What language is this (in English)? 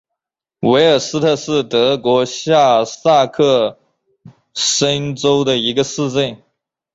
Chinese